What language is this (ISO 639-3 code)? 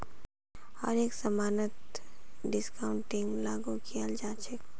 mag